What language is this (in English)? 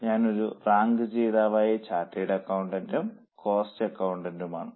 Malayalam